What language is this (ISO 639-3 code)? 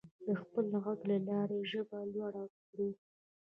pus